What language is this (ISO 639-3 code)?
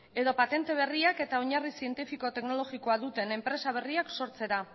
eus